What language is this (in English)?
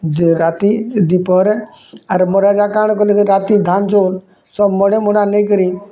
Odia